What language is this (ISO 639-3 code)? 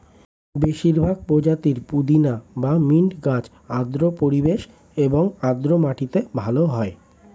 ben